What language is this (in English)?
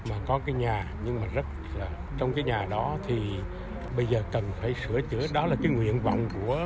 Vietnamese